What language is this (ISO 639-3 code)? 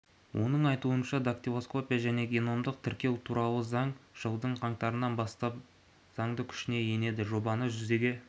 kaz